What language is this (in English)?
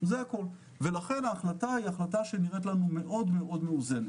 Hebrew